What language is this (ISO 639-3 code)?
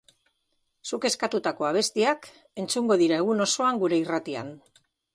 eus